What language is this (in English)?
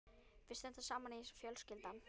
Icelandic